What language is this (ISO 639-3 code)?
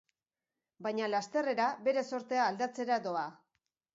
eus